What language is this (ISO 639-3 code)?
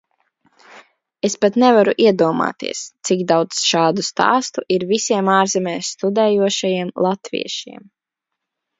lav